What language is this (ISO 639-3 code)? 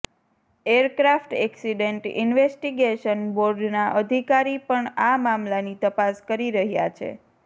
guj